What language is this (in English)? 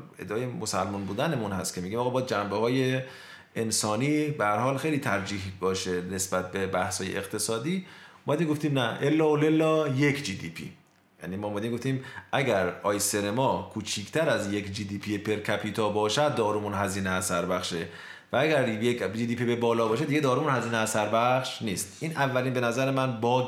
Persian